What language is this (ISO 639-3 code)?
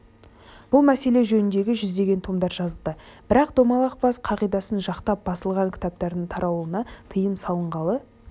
kaz